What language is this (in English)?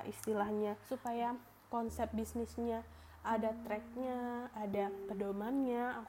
Indonesian